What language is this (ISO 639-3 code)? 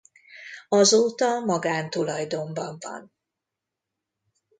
hun